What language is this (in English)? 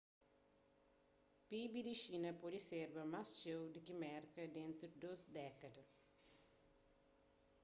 Kabuverdianu